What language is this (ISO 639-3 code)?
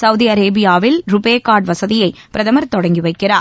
tam